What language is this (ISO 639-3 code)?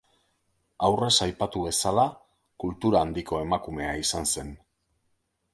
eus